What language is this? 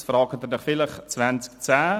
Swiss German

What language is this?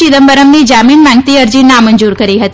Gujarati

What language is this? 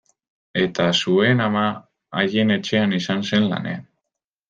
Basque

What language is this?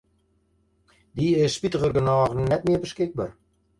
Western Frisian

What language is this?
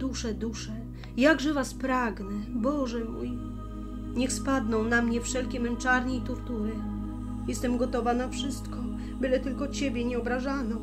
Polish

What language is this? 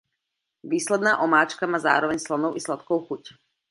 Czech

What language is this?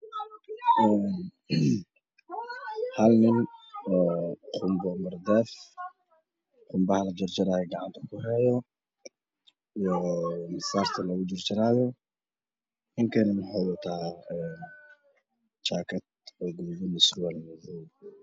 Somali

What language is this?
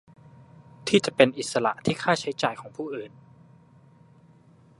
Thai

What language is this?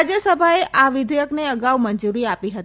Gujarati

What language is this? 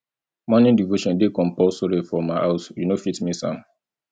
Nigerian Pidgin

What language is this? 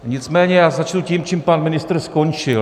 Czech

